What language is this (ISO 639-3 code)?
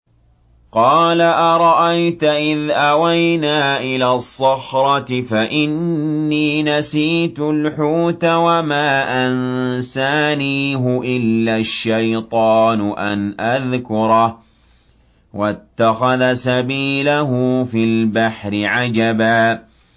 ara